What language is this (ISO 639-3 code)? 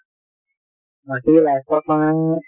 asm